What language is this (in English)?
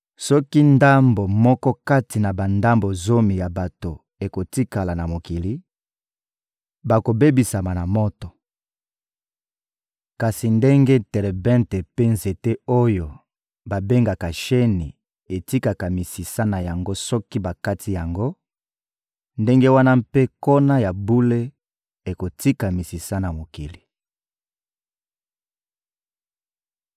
Lingala